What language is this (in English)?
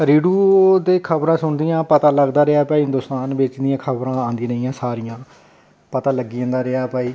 Dogri